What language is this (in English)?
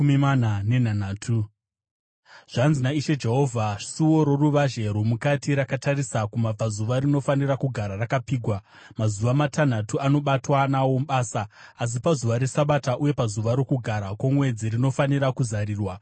Shona